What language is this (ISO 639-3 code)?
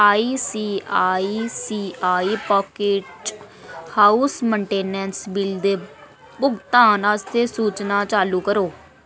doi